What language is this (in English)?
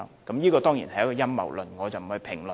Cantonese